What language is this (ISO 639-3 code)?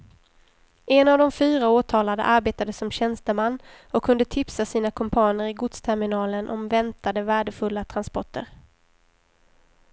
swe